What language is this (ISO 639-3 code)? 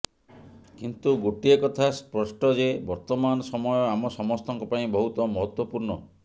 ori